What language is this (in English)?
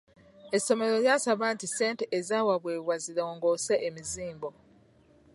Ganda